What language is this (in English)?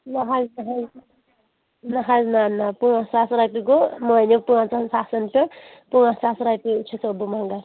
Kashmiri